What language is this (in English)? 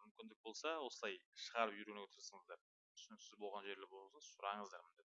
Turkish